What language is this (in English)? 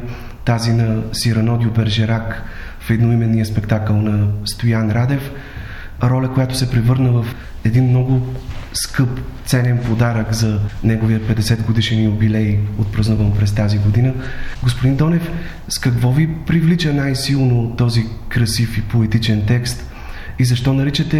Bulgarian